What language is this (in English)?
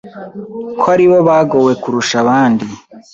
Kinyarwanda